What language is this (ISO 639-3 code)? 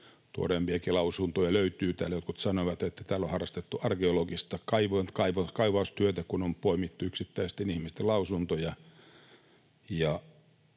fin